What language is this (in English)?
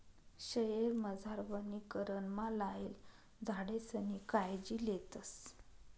Marathi